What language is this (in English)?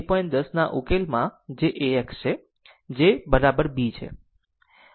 Gujarati